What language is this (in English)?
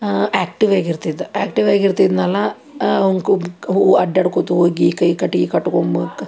Kannada